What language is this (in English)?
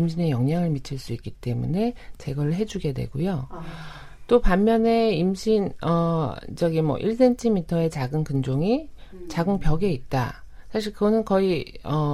Korean